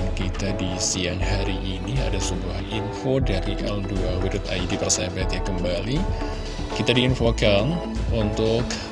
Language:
Indonesian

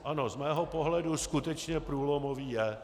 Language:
Czech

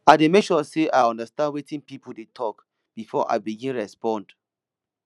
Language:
Nigerian Pidgin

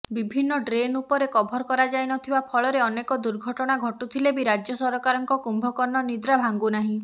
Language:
Odia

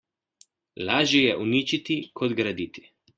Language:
Slovenian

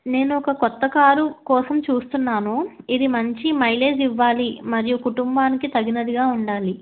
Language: Telugu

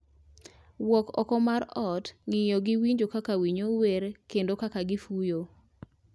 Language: Luo (Kenya and Tanzania)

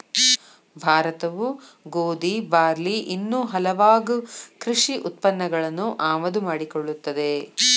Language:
Kannada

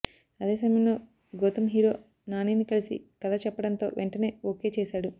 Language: Telugu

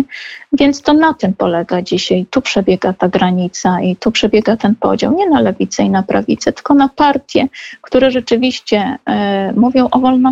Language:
Polish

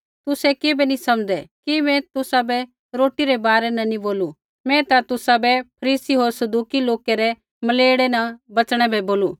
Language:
Kullu Pahari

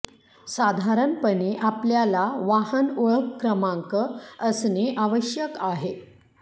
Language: Marathi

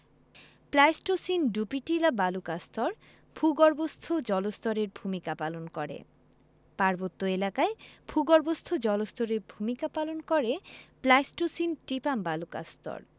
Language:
Bangla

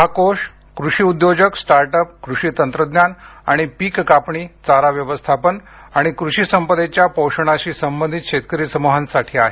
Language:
Marathi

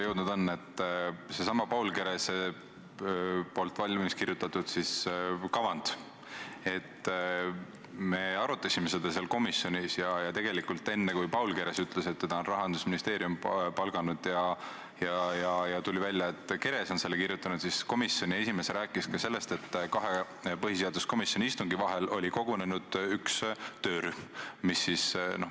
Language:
Estonian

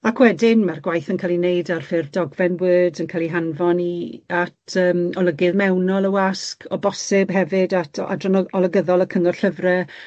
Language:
Welsh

